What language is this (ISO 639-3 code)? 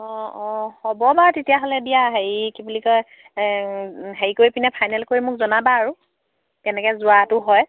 asm